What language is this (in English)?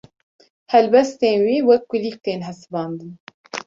Kurdish